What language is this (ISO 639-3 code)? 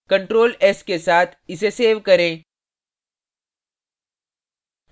hin